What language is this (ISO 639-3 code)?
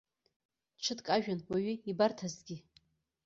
abk